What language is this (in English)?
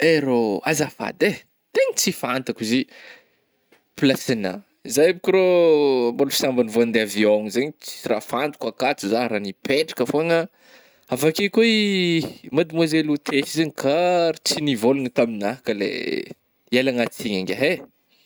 Northern Betsimisaraka Malagasy